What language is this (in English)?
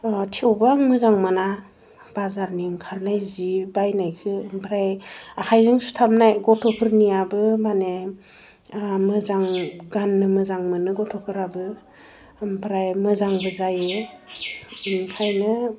Bodo